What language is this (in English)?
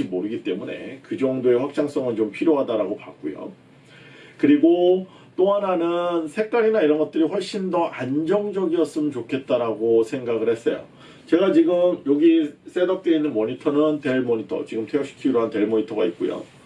Korean